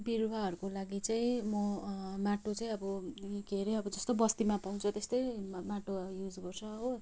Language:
Nepali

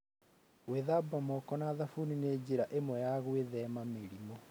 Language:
Kikuyu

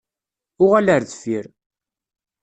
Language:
Kabyle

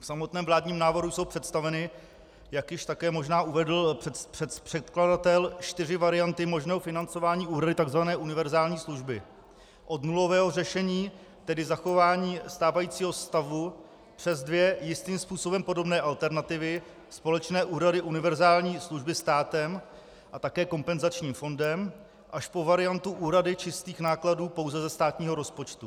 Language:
Czech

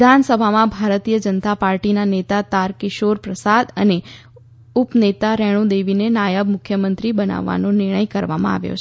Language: Gujarati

